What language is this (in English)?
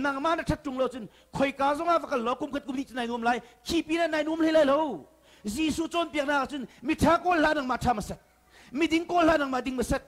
Indonesian